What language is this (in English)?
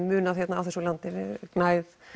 Icelandic